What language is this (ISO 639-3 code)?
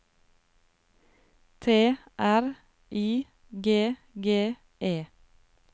nor